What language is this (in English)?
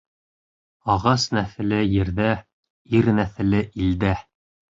Bashkir